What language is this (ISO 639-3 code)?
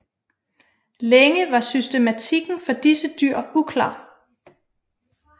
dan